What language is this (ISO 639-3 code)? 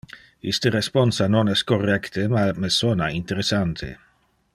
ina